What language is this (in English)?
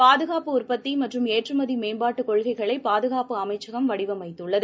Tamil